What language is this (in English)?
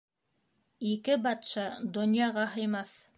Bashkir